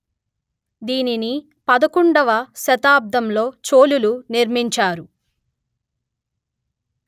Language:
Telugu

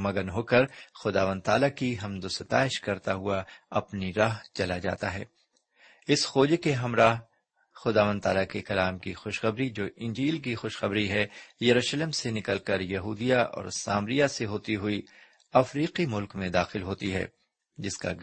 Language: Urdu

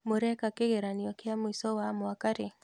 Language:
Kikuyu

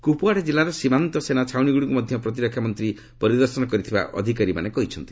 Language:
Odia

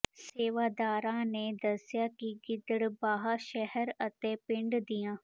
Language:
Punjabi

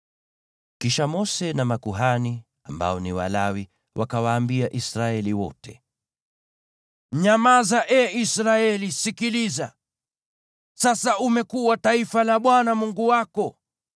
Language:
Swahili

